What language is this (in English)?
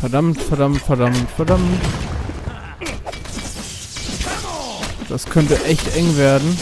German